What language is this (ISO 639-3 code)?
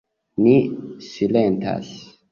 epo